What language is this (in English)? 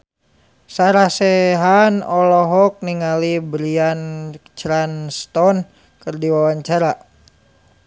Sundanese